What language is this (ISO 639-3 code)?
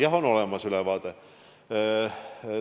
est